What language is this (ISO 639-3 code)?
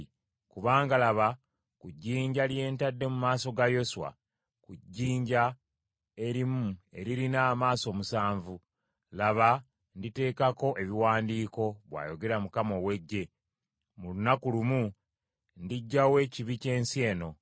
lug